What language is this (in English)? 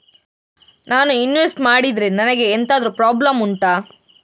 Kannada